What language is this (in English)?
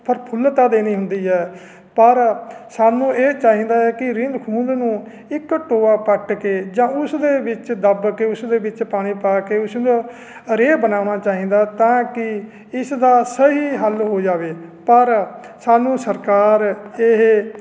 Punjabi